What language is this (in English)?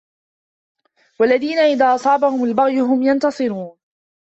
Arabic